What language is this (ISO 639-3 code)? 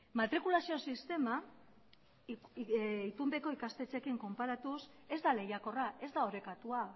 eus